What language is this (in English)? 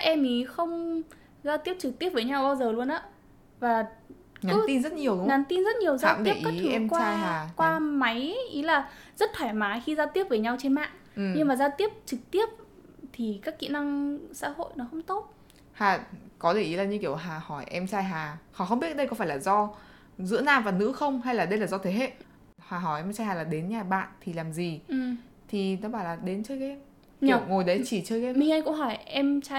Vietnamese